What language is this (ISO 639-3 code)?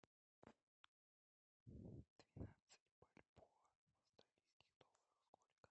rus